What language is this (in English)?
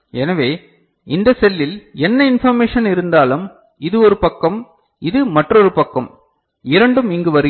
Tamil